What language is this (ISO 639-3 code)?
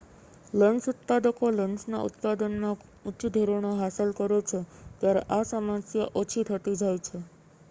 guj